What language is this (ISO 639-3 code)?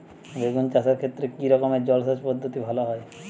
ben